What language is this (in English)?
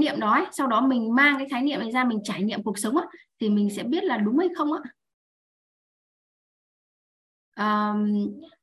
Vietnamese